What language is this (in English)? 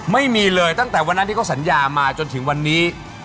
Thai